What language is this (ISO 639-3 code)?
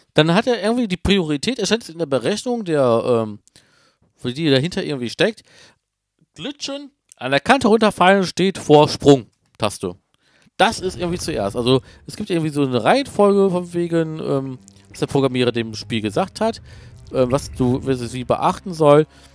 deu